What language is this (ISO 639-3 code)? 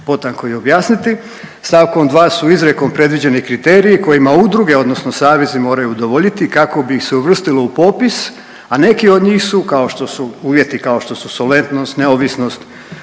hrv